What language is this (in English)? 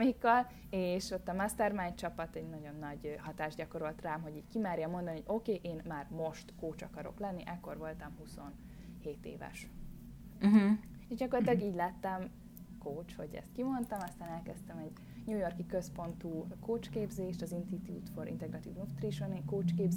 Hungarian